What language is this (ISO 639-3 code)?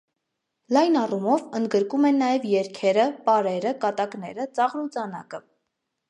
hye